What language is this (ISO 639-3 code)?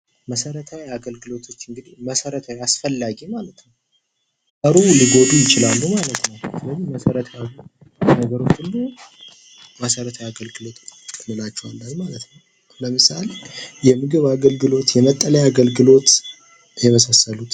amh